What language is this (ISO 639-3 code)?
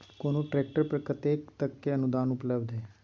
mai